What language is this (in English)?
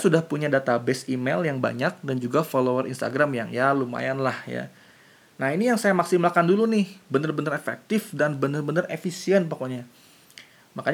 Indonesian